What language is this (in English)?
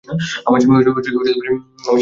Bangla